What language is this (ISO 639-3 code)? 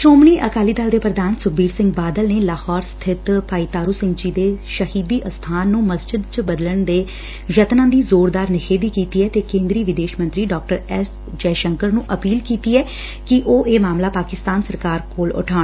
pan